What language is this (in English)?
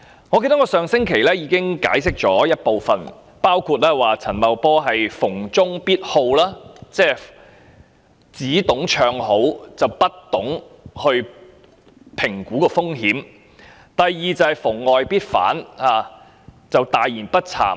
Cantonese